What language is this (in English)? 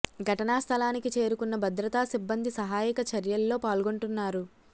Telugu